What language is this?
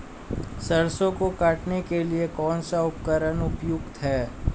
Hindi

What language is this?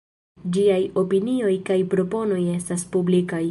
Esperanto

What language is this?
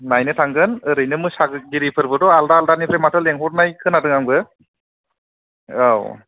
Bodo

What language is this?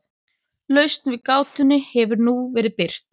Icelandic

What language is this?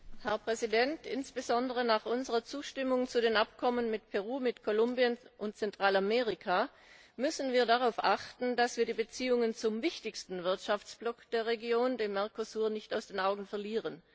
German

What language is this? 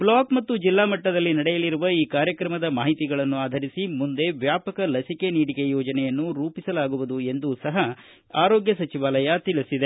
Kannada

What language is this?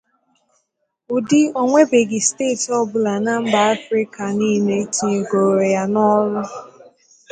Igbo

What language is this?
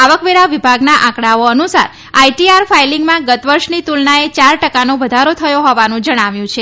Gujarati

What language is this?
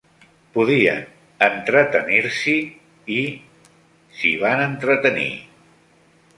Catalan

